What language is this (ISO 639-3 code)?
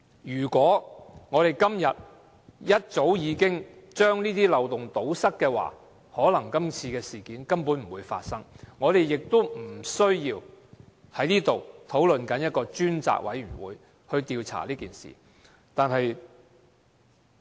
yue